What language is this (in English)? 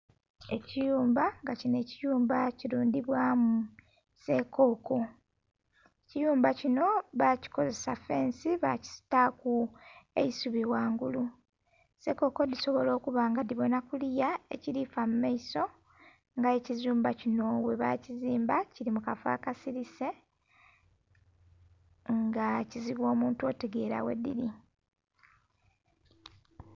Soga